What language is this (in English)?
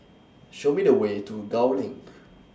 English